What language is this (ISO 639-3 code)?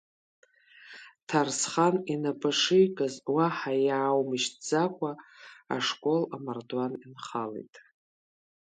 abk